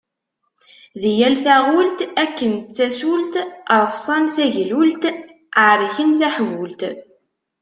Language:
Kabyle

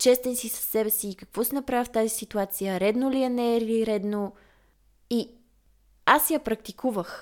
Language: Bulgarian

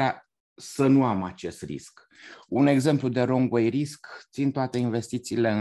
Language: Romanian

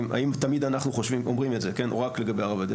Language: Hebrew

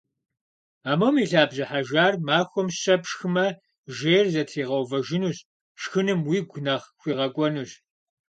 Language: Kabardian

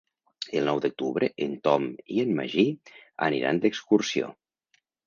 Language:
Catalan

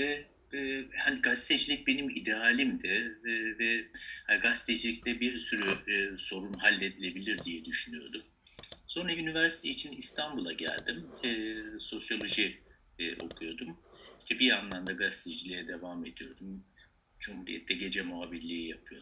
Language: Turkish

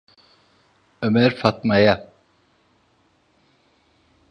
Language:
Turkish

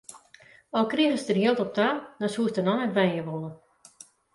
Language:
Western Frisian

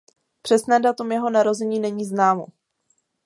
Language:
Czech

